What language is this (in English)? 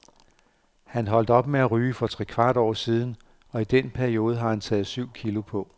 Danish